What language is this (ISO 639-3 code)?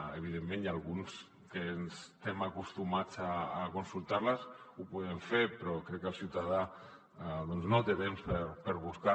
cat